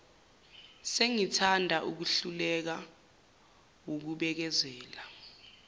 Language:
Zulu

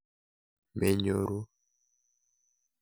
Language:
Kalenjin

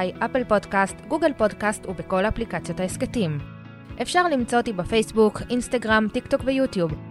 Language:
Hebrew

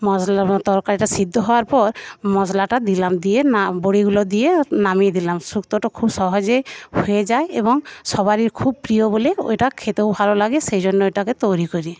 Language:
Bangla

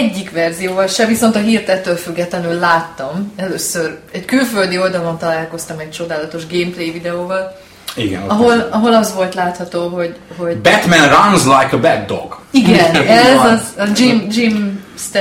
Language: Hungarian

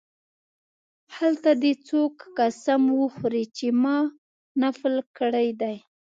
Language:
Pashto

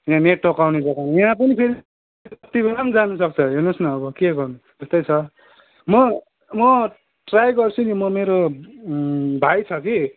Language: Nepali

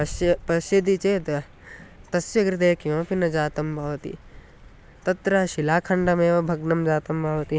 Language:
Sanskrit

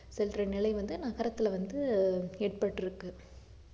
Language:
Tamil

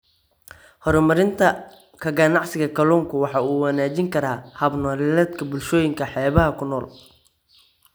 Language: Somali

